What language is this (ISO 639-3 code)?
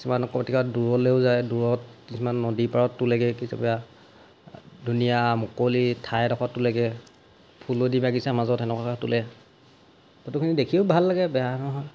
asm